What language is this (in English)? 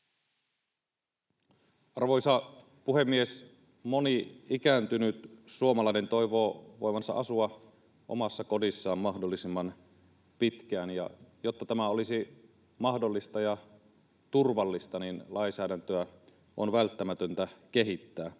Finnish